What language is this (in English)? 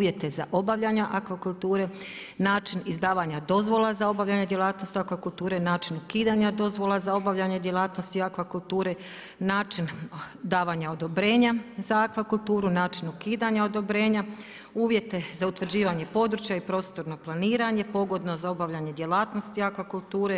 Croatian